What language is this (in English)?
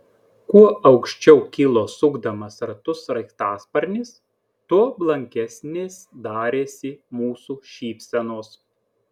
Lithuanian